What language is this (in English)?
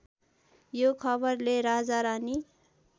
Nepali